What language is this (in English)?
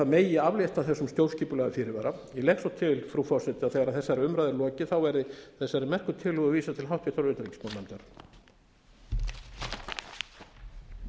Icelandic